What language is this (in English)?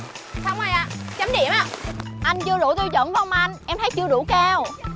Vietnamese